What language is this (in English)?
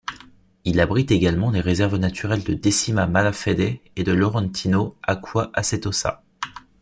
French